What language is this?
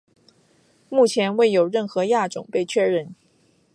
Chinese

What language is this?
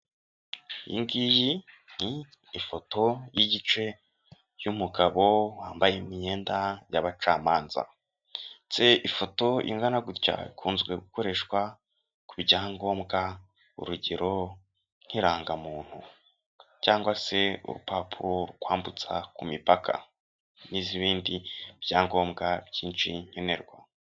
Kinyarwanda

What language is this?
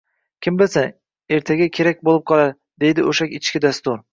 Uzbek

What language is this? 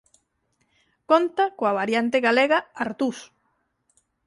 Galician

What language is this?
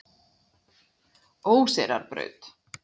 Icelandic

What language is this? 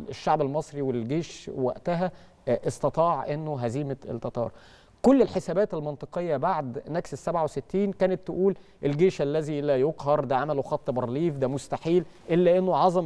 Arabic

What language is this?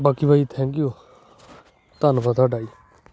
Punjabi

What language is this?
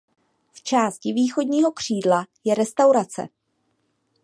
Czech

